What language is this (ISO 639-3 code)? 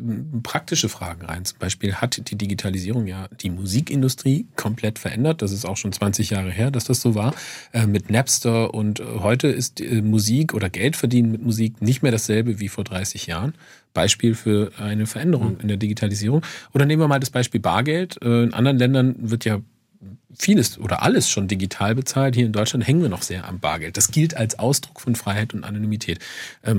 deu